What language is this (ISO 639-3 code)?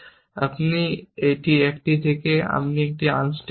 ben